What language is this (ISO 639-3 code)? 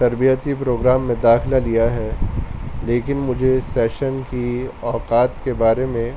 urd